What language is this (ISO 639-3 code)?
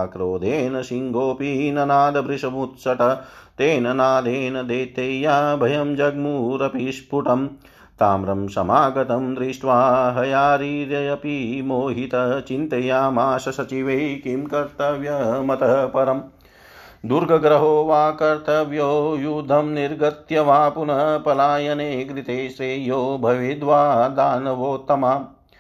hin